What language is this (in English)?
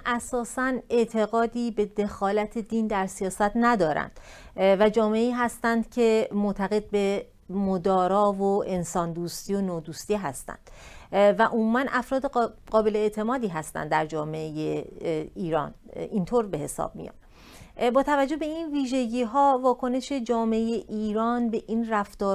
Persian